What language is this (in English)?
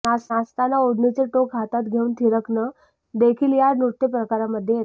Marathi